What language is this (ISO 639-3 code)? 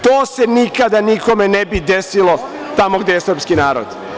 srp